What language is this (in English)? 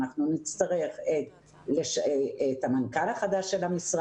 Hebrew